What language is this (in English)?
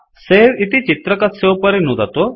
Sanskrit